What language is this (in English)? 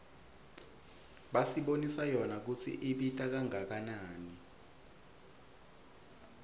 Swati